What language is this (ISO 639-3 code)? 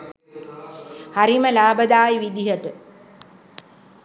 sin